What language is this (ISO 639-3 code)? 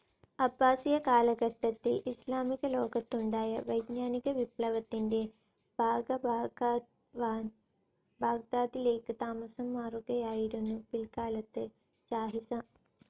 mal